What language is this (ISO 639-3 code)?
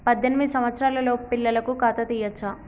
tel